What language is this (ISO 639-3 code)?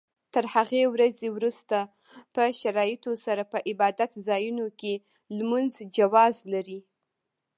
pus